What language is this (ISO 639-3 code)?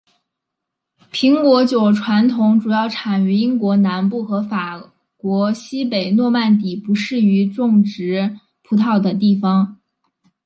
zho